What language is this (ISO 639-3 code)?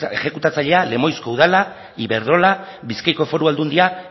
eus